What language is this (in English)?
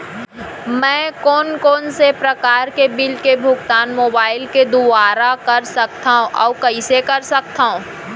Chhattisgarhi